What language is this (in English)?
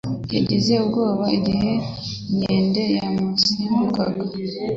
Kinyarwanda